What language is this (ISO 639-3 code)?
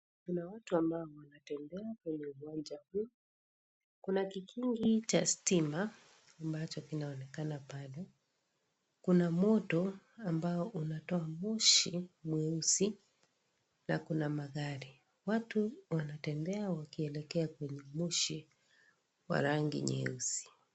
swa